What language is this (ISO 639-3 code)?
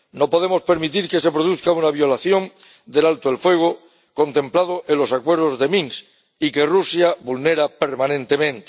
spa